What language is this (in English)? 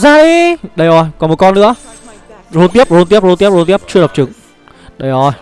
Vietnamese